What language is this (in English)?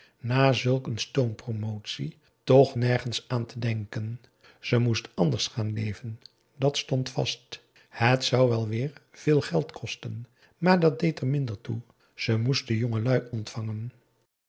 Dutch